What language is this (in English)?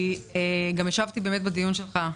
Hebrew